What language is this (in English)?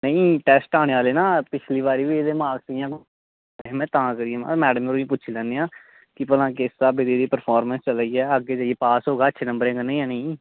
Dogri